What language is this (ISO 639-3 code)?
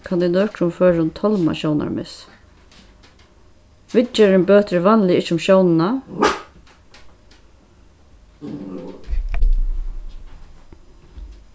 fao